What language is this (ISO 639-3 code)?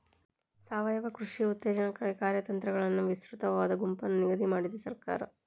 kan